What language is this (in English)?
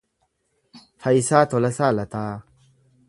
Oromo